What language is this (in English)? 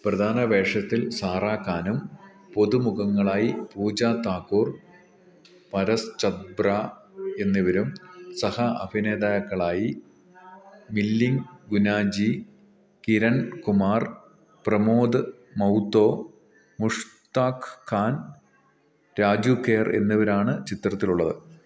Malayalam